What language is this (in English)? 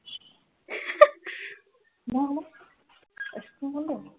Assamese